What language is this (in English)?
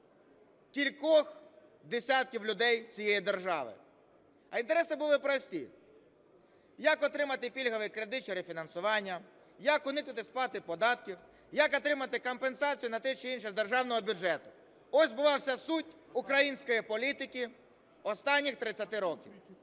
Ukrainian